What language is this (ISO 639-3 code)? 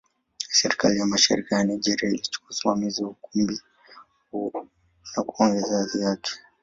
swa